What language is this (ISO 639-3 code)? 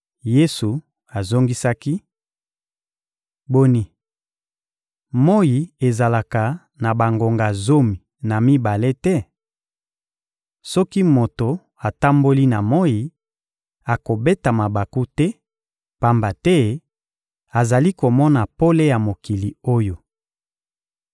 lin